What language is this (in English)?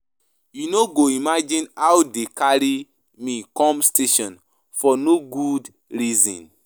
Nigerian Pidgin